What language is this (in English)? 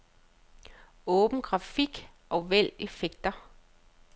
Danish